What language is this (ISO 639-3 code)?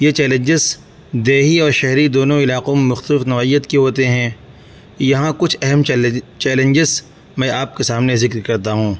urd